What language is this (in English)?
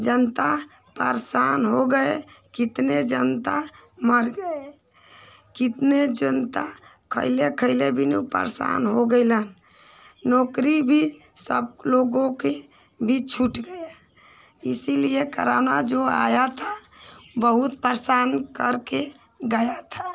Hindi